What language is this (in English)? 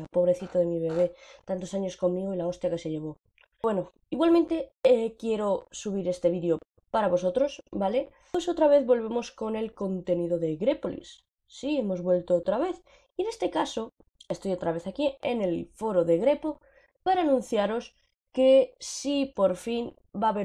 Spanish